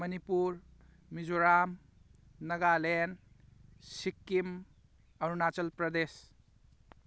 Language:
Manipuri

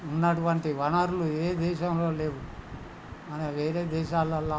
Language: Telugu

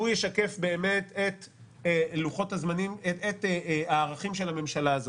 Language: Hebrew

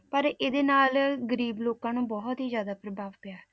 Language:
Punjabi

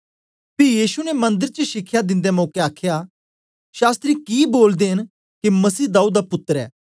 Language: Dogri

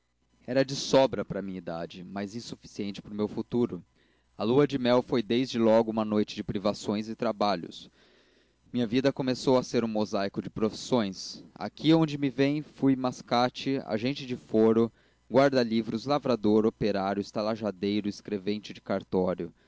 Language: Portuguese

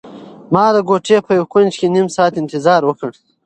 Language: Pashto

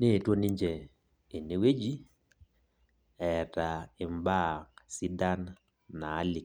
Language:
Masai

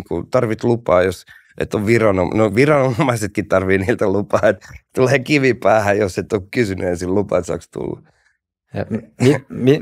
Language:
Finnish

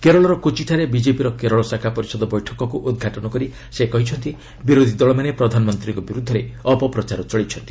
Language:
Odia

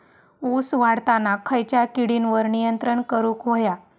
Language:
Marathi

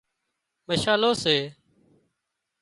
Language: Wadiyara Koli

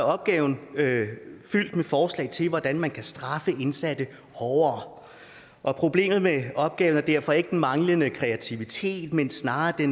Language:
Danish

